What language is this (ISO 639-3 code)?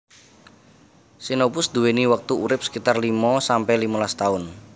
jav